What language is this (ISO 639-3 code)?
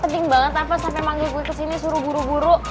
ind